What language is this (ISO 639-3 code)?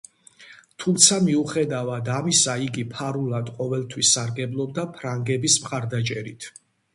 kat